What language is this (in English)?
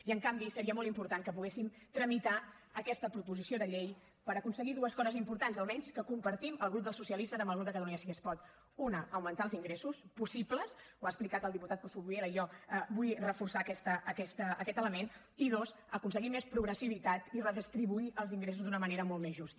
Catalan